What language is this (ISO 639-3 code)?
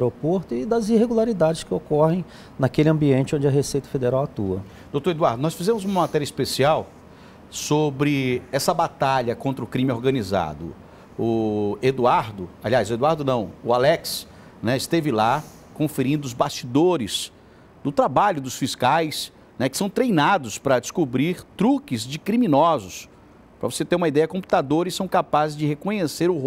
por